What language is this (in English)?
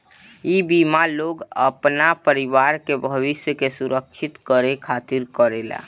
Bhojpuri